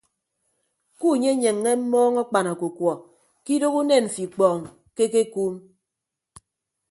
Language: Ibibio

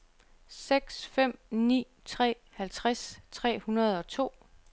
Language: Danish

